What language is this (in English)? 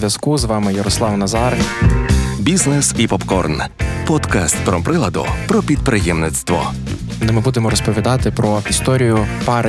Ukrainian